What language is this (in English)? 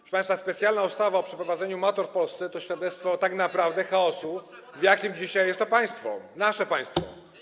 Polish